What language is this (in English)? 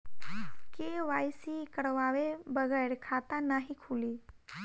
Bhojpuri